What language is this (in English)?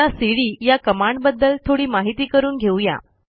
Marathi